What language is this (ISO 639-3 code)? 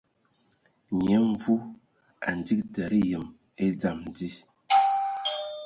ewo